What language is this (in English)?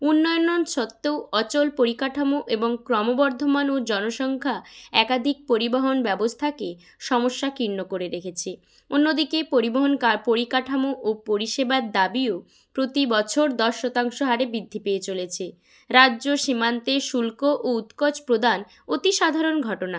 Bangla